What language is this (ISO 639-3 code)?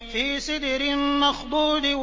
ara